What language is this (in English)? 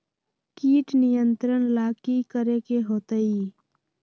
Magahi